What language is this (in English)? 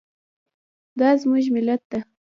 Pashto